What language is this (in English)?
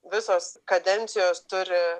Lithuanian